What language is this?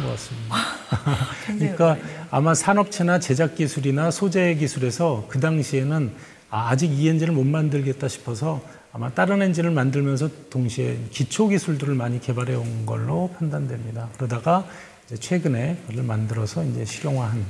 Korean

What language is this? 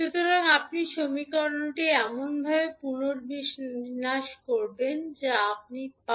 Bangla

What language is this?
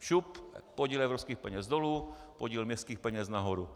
Czech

